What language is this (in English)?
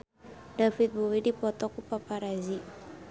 Sundanese